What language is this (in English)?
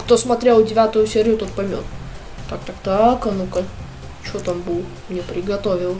Russian